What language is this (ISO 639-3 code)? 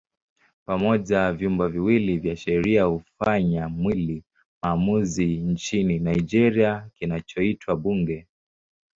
swa